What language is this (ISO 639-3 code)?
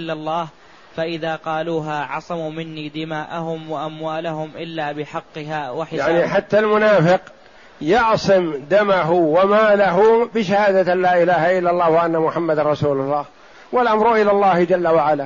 ara